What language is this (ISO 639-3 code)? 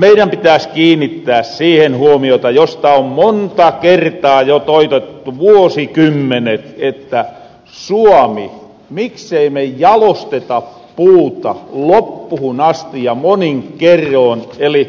fin